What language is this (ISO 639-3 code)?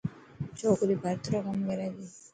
mki